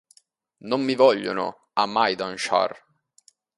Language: Italian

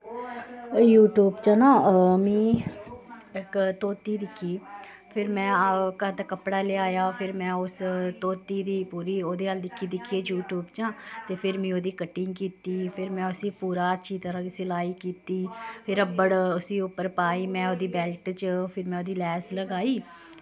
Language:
Dogri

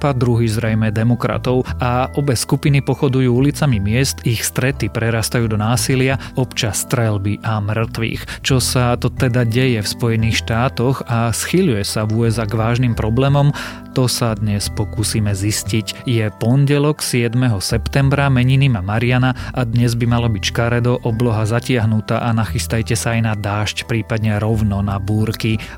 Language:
Slovak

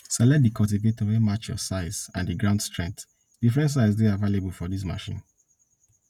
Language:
Nigerian Pidgin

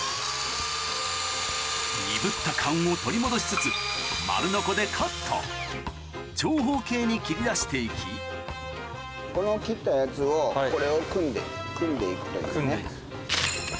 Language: Japanese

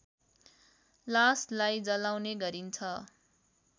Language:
Nepali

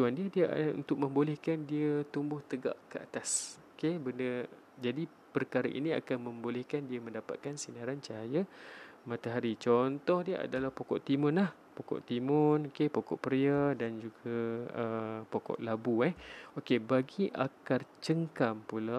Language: Malay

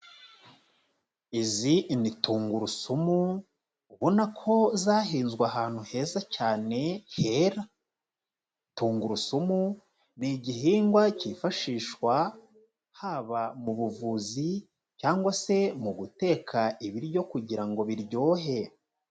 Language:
Kinyarwanda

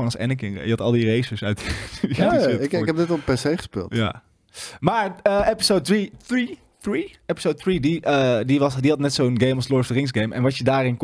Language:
Dutch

